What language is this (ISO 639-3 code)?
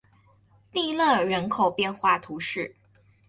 zho